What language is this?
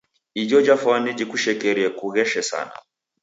Taita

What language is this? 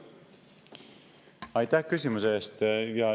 Estonian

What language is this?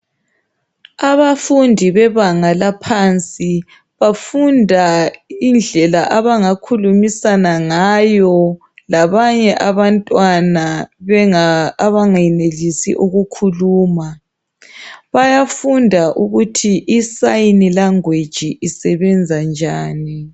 North Ndebele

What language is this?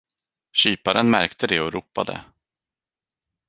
Swedish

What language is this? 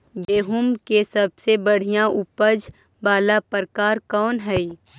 Magahi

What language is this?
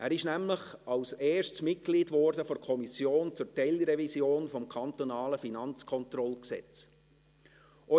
Swiss German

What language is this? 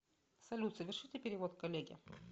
Russian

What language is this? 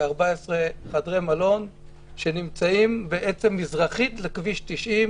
Hebrew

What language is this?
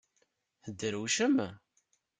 Kabyle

